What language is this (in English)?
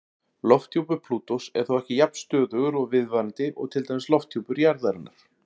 Icelandic